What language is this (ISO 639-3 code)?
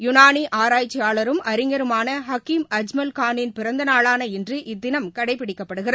tam